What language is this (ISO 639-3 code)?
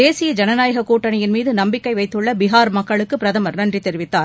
tam